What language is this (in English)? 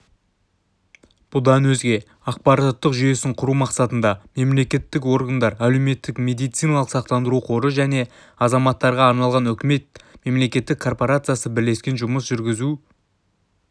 Kazakh